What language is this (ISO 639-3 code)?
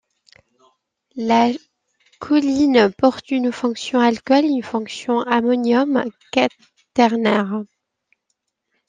fra